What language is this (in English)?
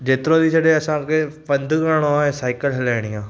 Sindhi